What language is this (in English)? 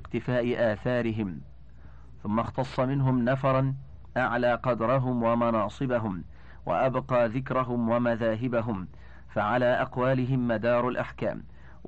Arabic